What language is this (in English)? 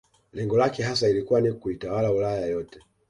Swahili